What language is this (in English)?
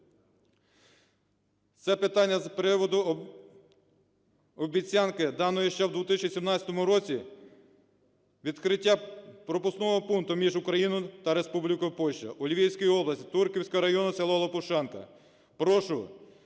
Ukrainian